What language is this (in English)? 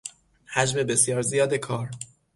Persian